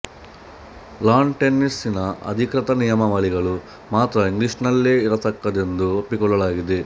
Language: Kannada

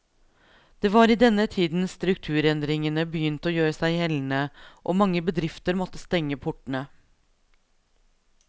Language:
Norwegian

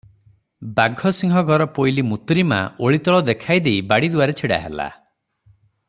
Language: Odia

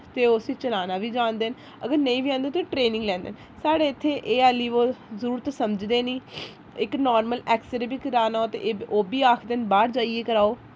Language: Dogri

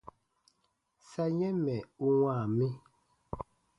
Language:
Baatonum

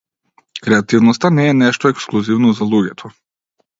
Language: Macedonian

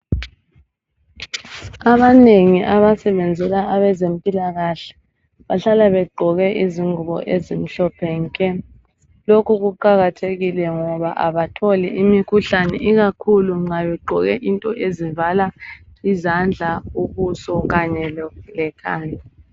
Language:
North Ndebele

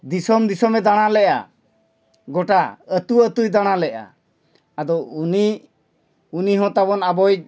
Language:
Santali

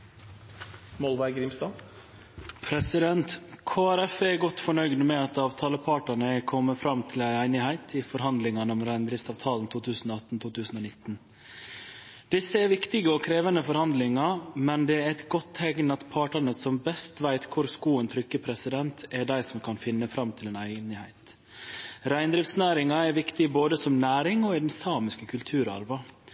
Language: Norwegian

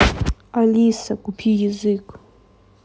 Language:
Russian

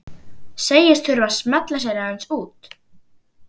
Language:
Icelandic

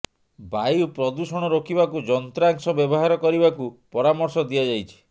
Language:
Odia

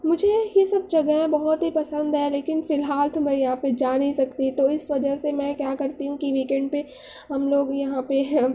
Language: Urdu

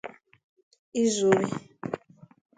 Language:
Igbo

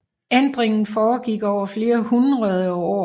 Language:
Danish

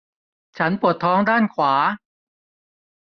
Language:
Thai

